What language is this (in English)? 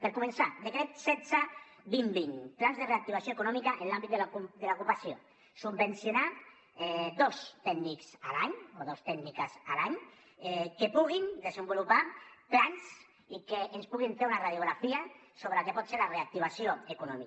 Catalan